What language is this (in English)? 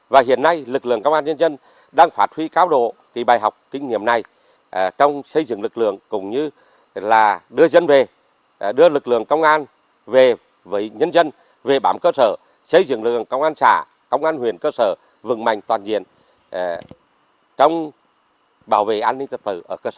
Vietnamese